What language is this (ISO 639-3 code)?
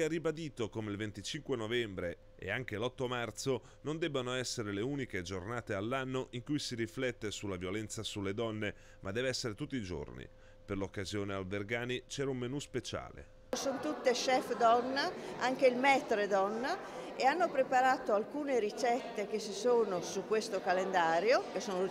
ita